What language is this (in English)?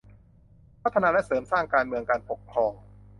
Thai